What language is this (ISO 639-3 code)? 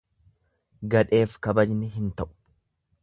orm